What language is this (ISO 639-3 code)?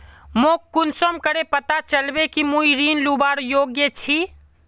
mag